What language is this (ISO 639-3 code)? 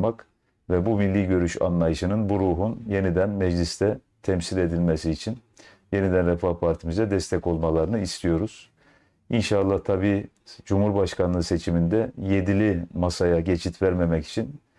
tur